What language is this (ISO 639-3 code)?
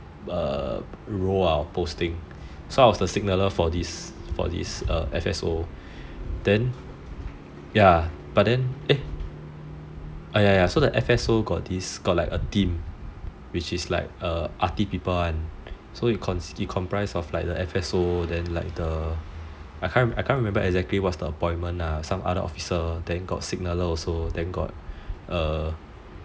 eng